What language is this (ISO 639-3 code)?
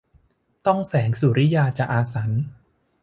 tha